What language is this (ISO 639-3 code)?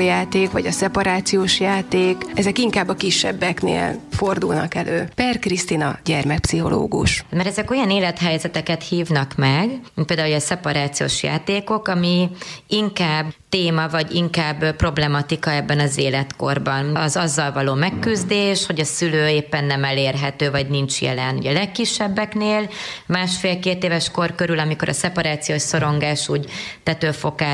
hun